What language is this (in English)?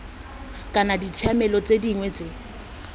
Tswana